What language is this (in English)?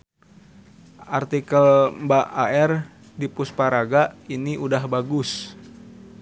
Sundanese